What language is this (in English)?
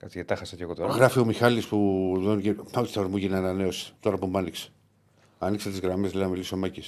Greek